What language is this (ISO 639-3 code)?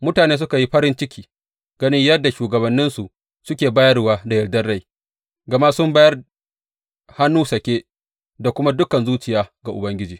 hau